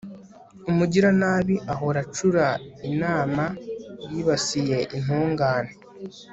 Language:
Kinyarwanda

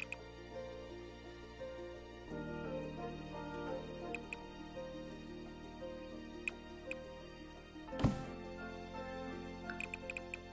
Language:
Vietnamese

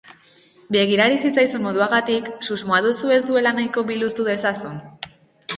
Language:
Basque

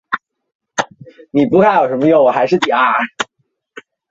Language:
Chinese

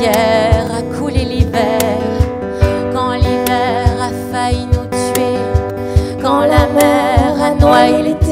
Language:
French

